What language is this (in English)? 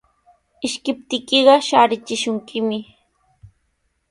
Sihuas Ancash Quechua